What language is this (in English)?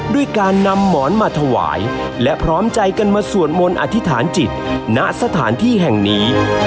Thai